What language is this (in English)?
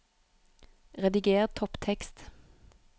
Norwegian